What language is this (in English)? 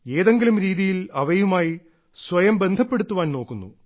Malayalam